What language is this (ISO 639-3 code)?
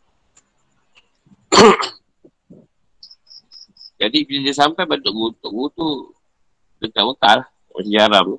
msa